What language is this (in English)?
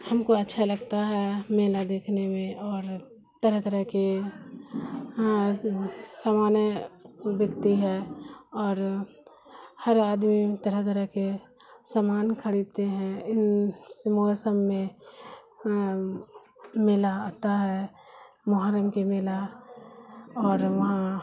Urdu